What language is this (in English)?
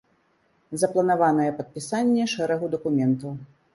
Belarusian